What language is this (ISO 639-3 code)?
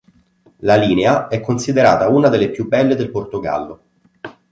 ita